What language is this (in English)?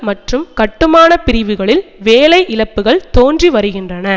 Tamil